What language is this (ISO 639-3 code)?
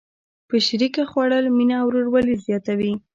pus